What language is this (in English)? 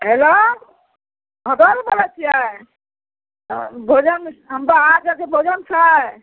Maithili